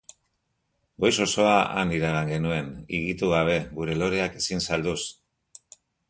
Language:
Basque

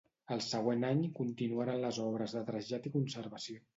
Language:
Catalan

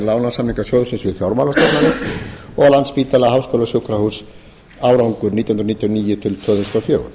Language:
Icelandic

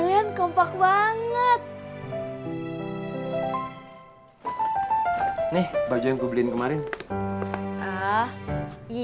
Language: Indonesian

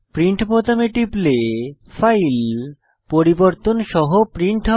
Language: Bangla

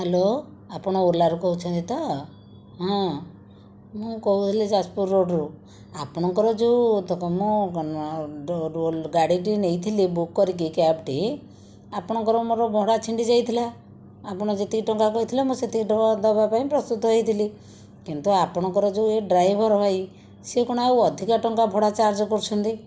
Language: Odia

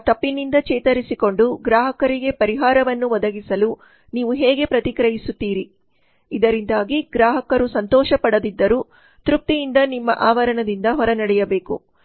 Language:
Kannada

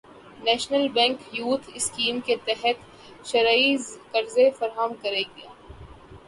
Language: Urdu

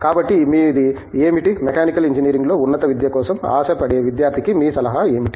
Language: Telugu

